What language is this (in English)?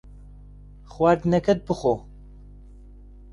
Central Kurdish